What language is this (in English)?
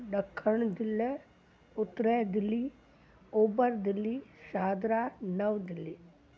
Sindhi